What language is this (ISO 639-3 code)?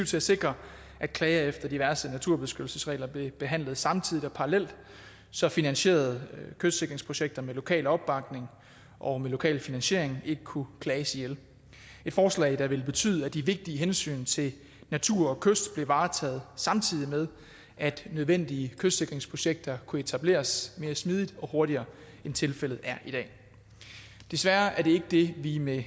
dan